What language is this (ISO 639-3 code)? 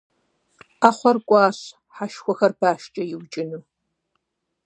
kbd